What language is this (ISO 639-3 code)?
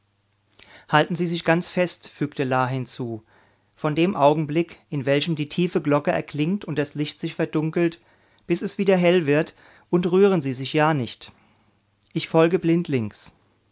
deu